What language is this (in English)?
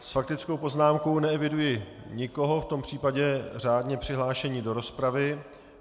Czech